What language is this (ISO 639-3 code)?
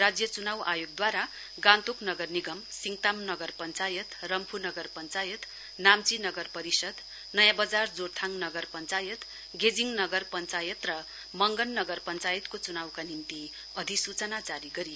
nep